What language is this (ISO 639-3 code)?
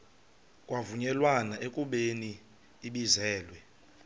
xho